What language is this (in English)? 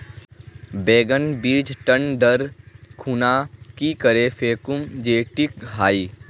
Magahi